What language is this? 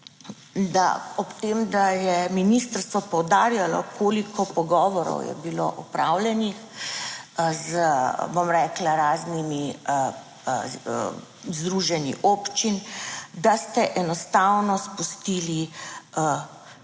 Slovenian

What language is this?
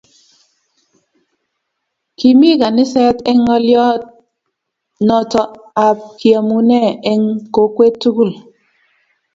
Kalenjin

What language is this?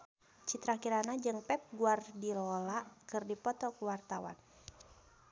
Sundanese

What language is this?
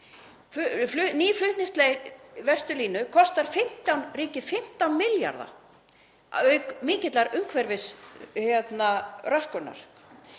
Icelandic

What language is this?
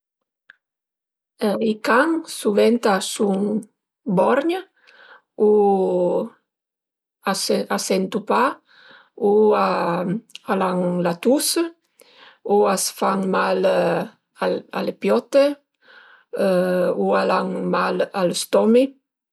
Piedmontese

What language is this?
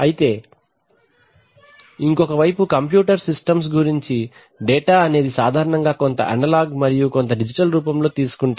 Telugu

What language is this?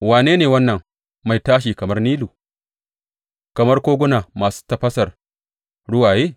Hausa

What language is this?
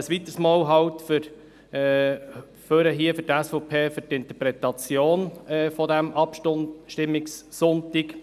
Swiss German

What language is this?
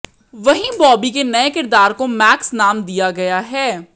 Hindi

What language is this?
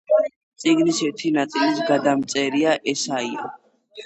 Georgian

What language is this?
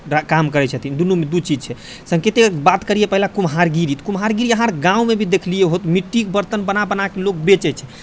Maithili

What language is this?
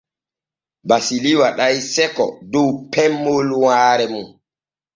Borgu Fulfulde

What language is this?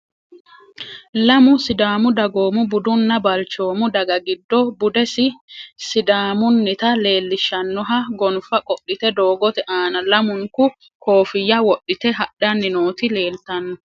Sidamo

